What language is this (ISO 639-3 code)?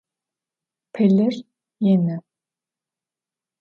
ady